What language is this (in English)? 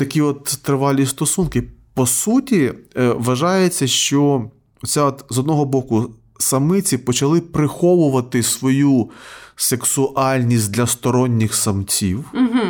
Ukrainian